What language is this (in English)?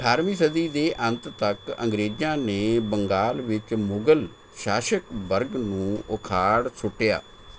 Punjabi